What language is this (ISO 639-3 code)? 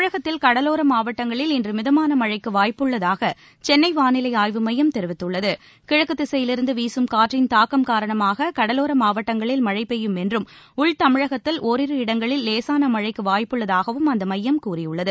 tam